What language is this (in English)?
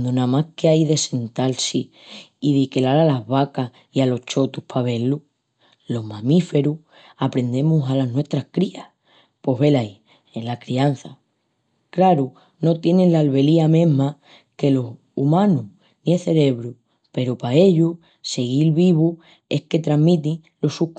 Extremaduran